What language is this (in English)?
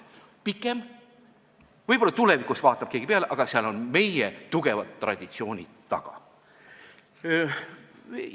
Estonian